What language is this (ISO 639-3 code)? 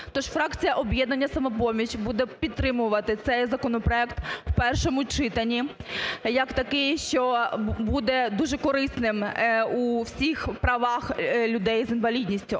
ukr